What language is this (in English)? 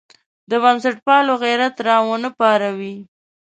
Pashto